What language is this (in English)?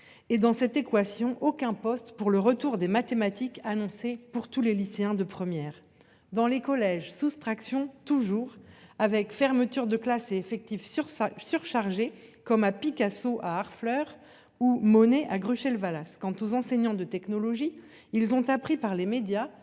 French